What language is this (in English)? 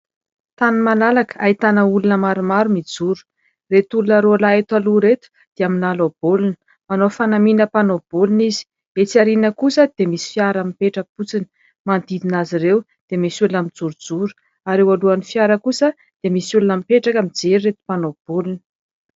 Malagasy